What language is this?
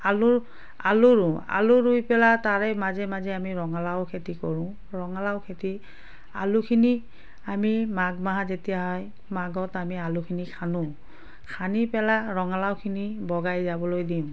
Assamese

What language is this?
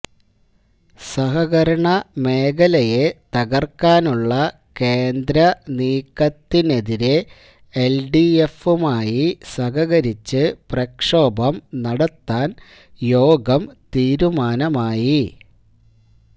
Malayalam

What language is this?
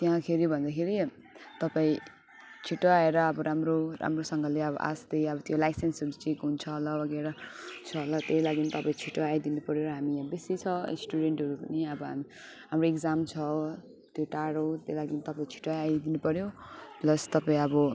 Nepali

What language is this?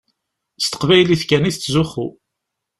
Kabyle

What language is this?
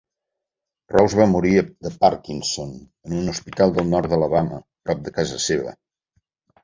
Catalan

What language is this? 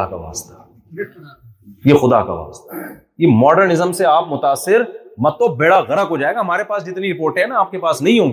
Urdu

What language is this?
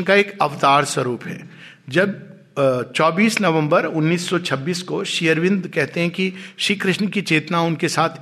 Hindi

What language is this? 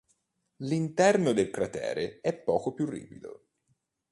Italian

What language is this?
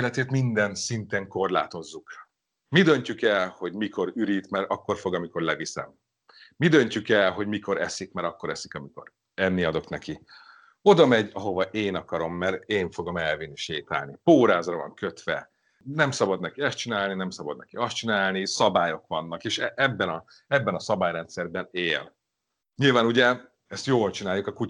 Hungarian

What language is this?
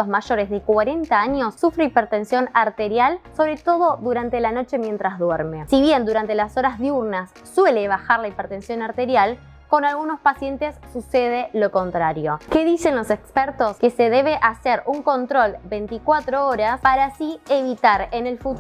Spanish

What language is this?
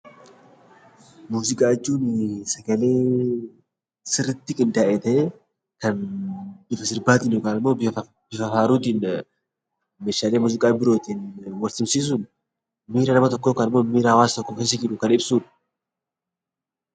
Oromo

